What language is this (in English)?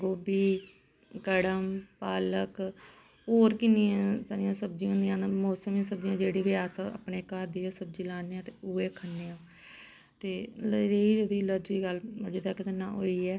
Dogri